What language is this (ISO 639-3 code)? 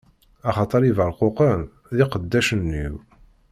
kab